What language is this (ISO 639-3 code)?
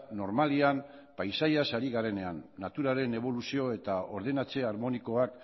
eus